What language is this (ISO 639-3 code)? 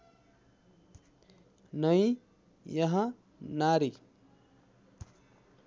nep